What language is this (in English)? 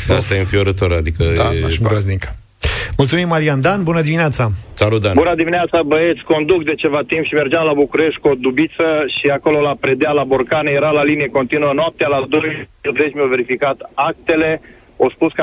Romanian